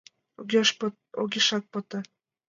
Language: Mari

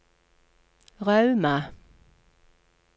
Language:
Norwegian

